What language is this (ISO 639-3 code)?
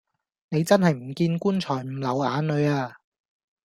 yue